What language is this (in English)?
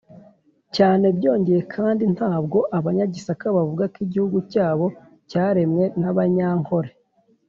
Kinyarwanda